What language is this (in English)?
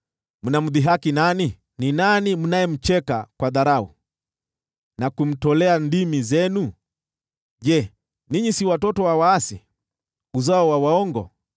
Swahili